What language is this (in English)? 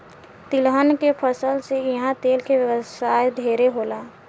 Bhojpuri